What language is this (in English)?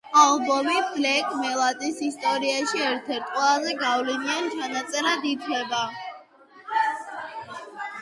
Georgian